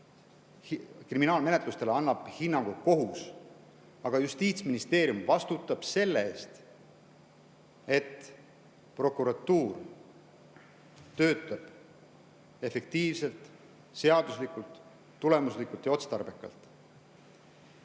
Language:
Estonian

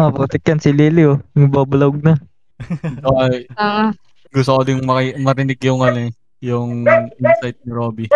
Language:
Filipino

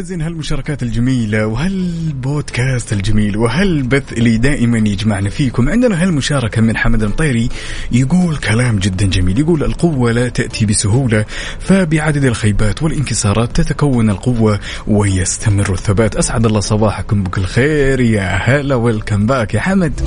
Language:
Arabic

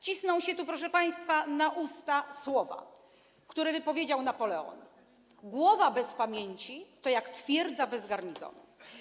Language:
Polish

